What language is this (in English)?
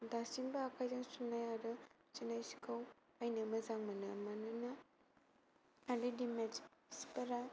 Bodo